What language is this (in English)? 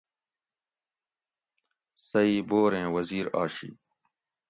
Gawri